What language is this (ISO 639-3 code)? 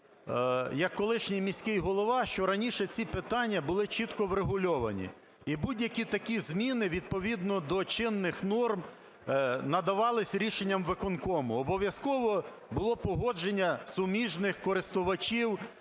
ukr